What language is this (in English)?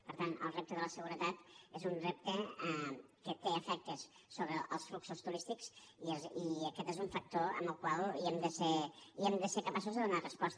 Catalan